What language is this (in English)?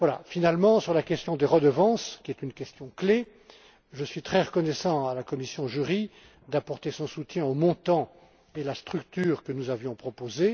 French